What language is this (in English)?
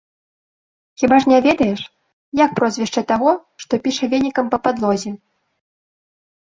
Belarusian